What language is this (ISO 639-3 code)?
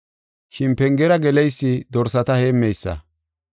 gof